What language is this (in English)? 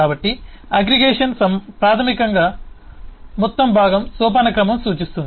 Telugu